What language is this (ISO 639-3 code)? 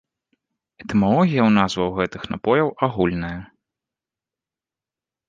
bel